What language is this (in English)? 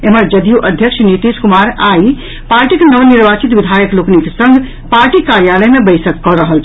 Maithili